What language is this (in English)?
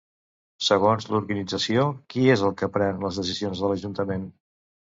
Catalan